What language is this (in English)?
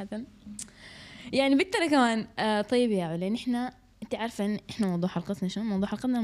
Arabic